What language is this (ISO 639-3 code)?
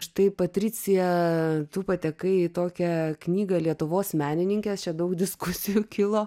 lit